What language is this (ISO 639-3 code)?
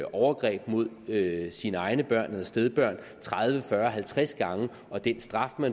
dan